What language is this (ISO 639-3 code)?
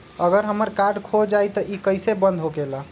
mag